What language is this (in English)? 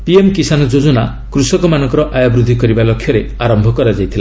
Odia